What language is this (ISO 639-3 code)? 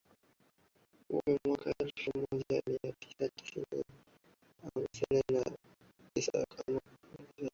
swa